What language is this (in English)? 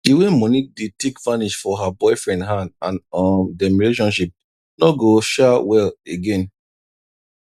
Nigerian Pidgin